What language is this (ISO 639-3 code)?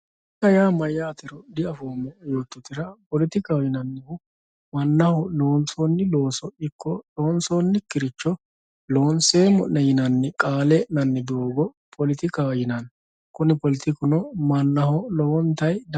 sid